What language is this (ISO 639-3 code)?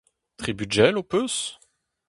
bre